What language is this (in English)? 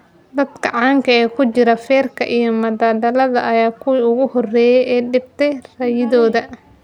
Somali